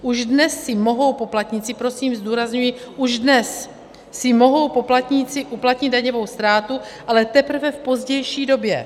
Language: Czech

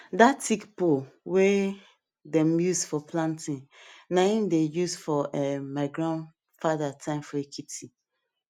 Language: Nigerian Pidgin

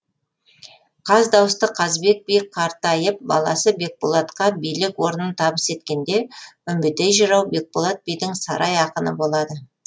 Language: Kazakh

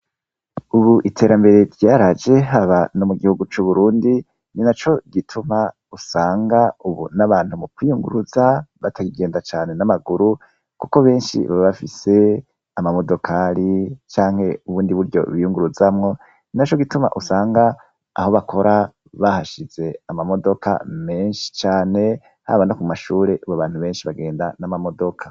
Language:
Rundi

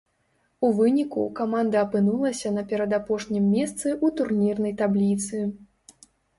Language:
Belarusian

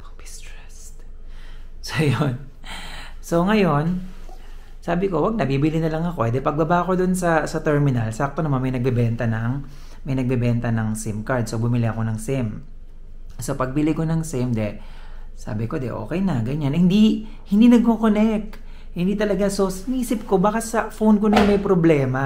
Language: Filipino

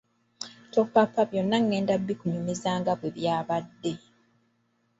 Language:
Ganda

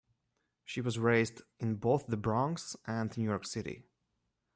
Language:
English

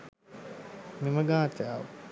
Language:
Sinhala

